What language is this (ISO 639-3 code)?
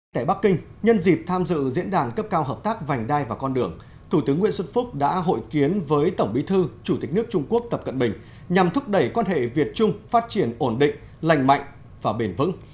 vie